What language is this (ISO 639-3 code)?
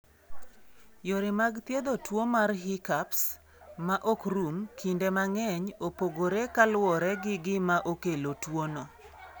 luo